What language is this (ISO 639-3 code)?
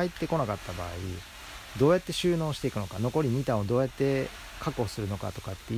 jpn